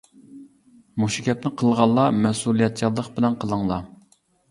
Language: Uyghur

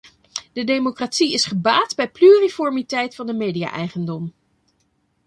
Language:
Dutch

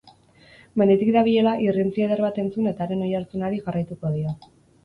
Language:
Basque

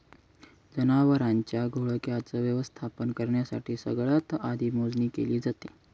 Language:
Marathi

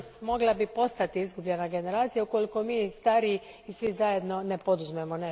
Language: Croatian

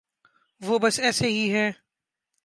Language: Urdu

